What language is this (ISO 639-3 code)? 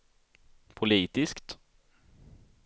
swe